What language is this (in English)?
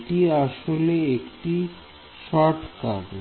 Bangla